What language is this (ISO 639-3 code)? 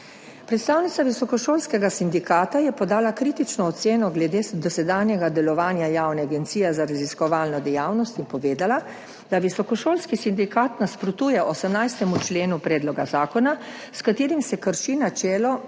slv